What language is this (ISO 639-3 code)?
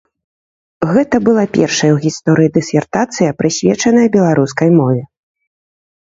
bel